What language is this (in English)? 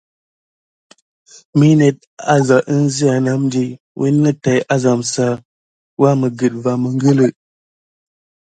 Gidar